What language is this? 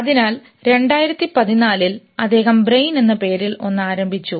Malayalam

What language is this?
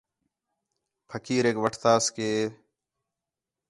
Khetrani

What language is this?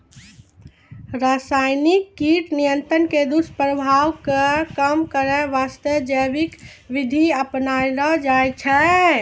Maithili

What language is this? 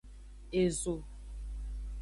Aja (Benin)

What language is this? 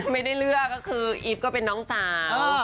Thai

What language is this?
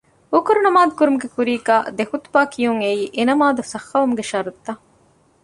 Divehi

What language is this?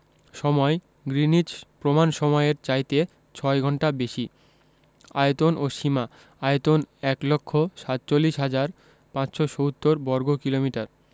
Bangla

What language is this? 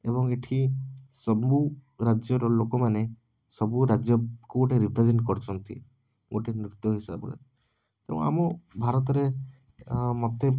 Odia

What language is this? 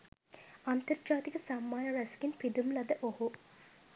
Sinhala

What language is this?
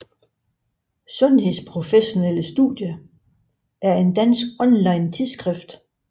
Danish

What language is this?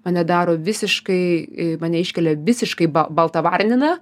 Lithuanian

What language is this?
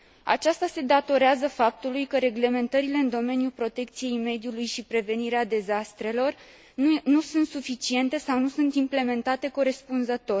Romanian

